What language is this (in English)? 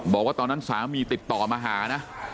Thai